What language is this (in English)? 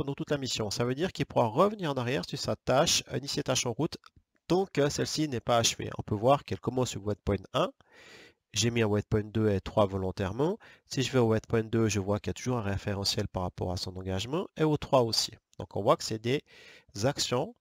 French